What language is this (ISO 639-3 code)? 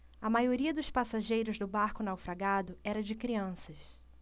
por